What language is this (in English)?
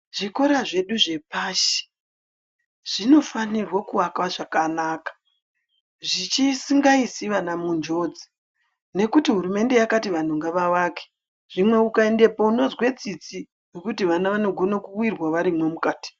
Ndau